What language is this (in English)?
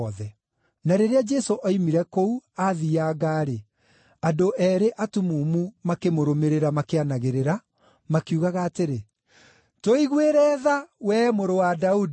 Kikuyu